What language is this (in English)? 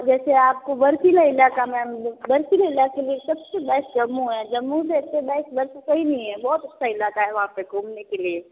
Hindi